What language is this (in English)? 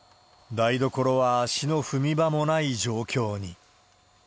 Japanese